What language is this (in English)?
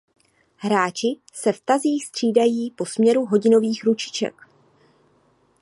Czech